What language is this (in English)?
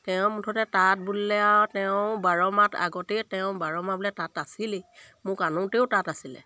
Assamese